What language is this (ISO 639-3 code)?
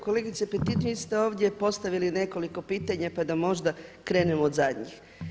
hrv